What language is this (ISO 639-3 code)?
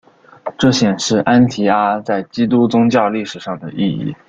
zho